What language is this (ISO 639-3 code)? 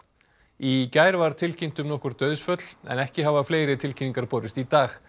isl